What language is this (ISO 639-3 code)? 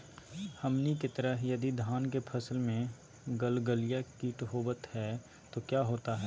mag